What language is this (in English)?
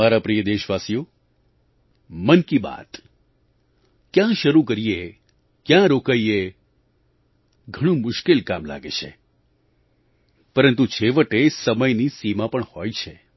Gujarati